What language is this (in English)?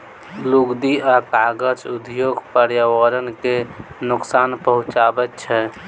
Maithili